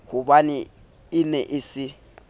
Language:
Southern Sotho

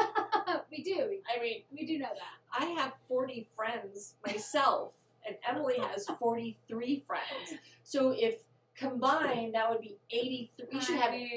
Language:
English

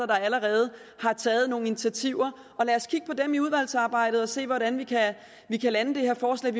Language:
Danish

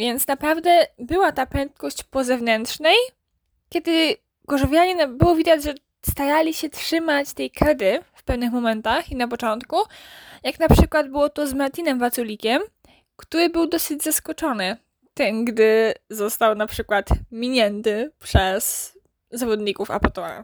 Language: Polish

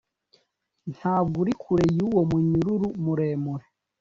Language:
Kinyarwanda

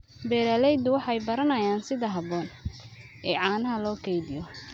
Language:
Somali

